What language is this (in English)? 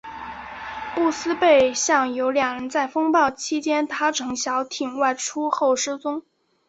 Chinese